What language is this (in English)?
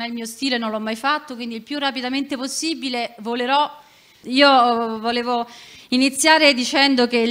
Italian